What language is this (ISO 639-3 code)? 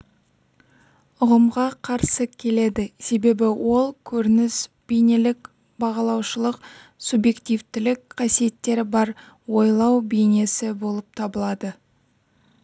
kaz